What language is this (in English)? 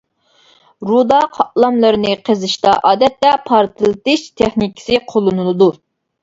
Uyghur